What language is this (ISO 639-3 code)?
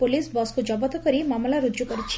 ori